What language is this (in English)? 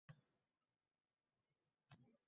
Uzbek